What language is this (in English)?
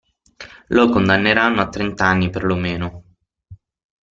Italian